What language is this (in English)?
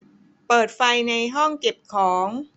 Thai